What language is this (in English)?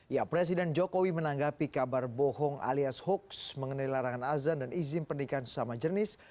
Indonesian